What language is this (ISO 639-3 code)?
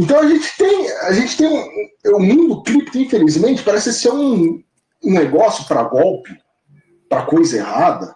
por